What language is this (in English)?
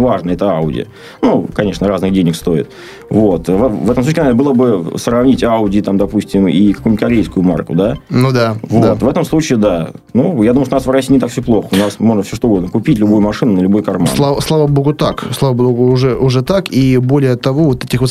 Russian